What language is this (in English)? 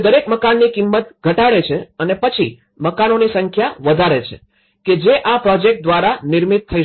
Gujarati